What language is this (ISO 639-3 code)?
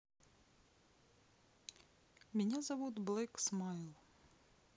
rus